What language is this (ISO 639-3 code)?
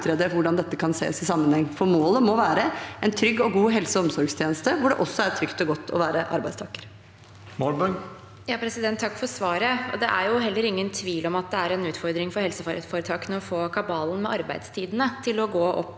nor